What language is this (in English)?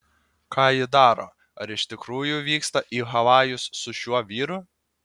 Lithuanian